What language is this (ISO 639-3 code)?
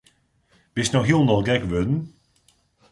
fry